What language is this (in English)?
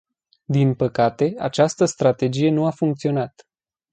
Romanian